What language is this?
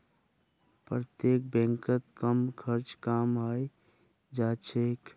Magahi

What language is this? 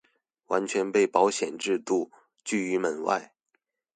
Chinese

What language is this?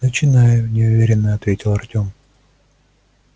Russian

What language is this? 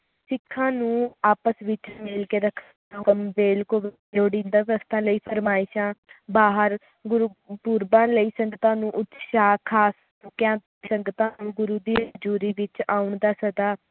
Punjabi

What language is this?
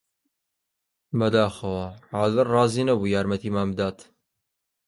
Central Kurdish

